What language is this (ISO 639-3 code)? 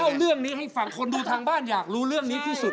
tha